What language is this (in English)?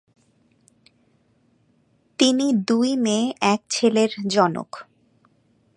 Bangla